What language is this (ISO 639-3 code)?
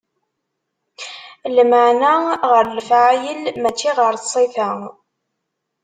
kab